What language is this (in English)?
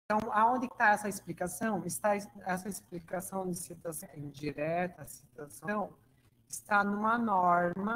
Portuguese